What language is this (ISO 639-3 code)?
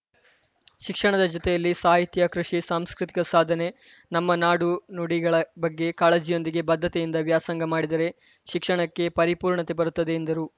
kan